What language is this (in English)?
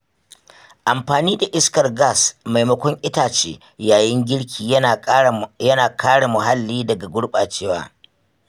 Hausa